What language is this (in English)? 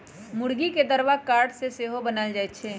Magahi